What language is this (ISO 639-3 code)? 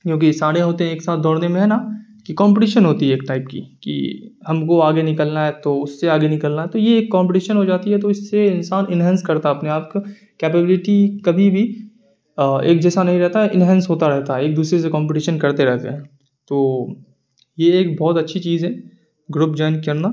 urd